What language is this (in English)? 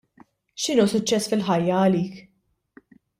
Maltese